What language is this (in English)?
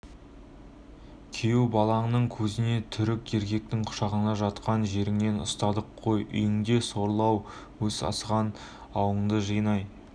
Kazakh